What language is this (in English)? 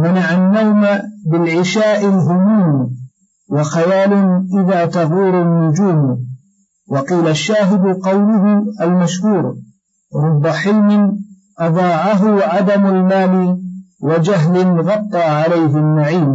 Arabic